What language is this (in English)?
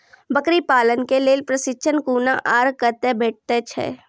Maithili